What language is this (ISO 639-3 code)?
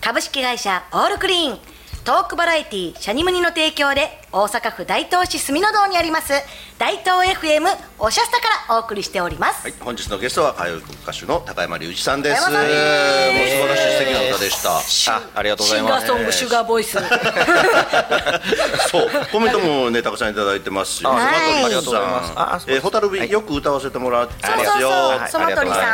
jpn